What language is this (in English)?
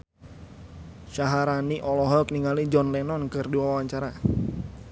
Sundanese